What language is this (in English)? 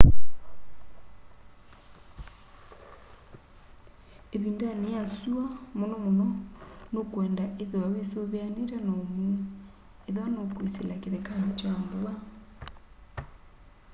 Kamba